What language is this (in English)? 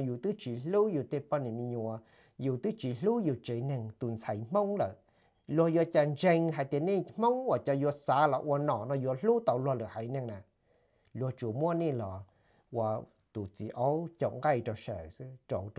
Thai